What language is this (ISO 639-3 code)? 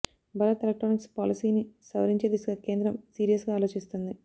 tel